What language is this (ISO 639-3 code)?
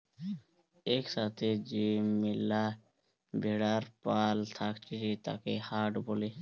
ben